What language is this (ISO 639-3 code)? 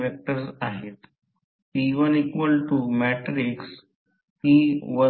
mar